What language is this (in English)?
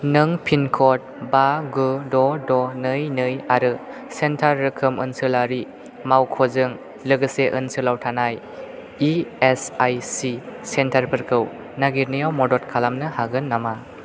Bodo